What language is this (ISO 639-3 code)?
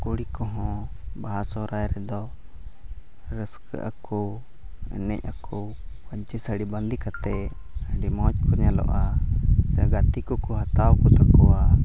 sat